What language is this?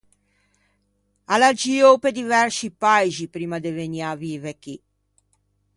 Ligurian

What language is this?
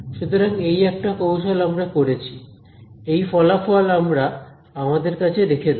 Bangla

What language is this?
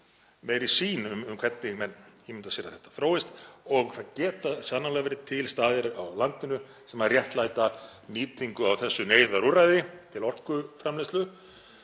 Icelandic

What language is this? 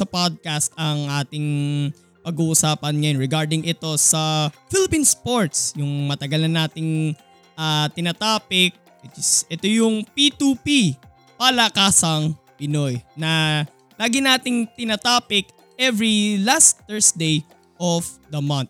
Filipino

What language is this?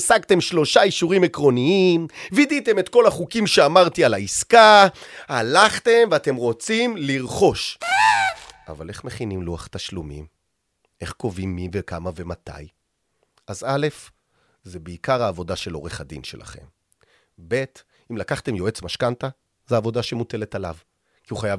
Hebrew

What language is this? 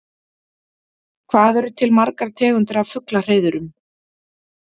Icelandic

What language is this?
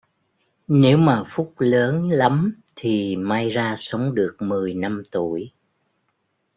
Vietnamese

